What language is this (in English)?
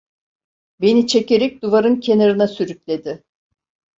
Turkish